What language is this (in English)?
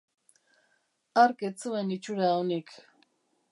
Basque